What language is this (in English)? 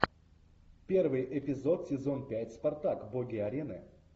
Russian